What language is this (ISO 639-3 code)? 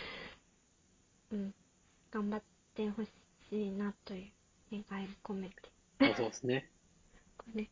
jpn